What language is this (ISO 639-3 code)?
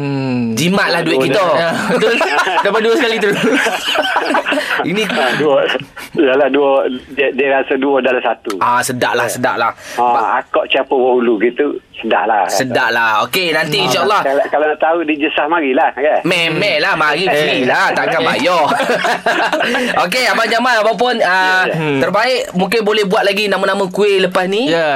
msa